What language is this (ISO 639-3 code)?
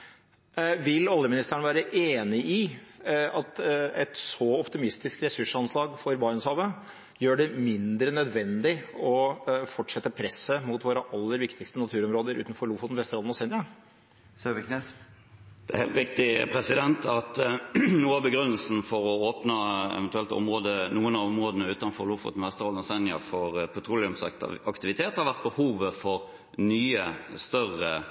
nob